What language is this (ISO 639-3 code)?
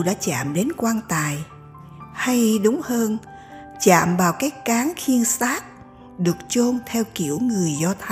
vie